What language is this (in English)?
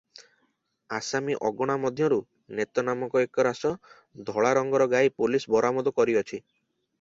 Odia